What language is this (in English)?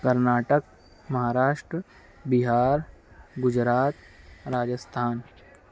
Urdu